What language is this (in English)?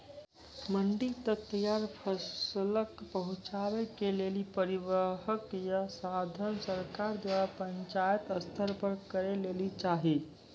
Maithili